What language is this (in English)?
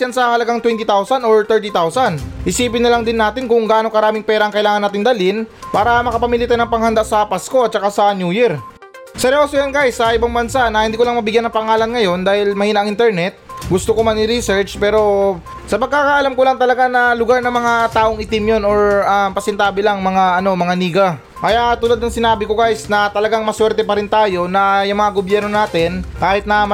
Filipino